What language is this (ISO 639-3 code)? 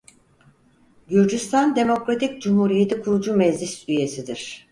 tur